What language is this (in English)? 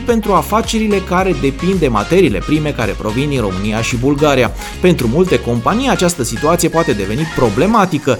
Romanian